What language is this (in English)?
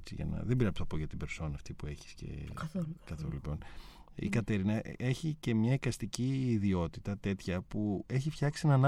Greek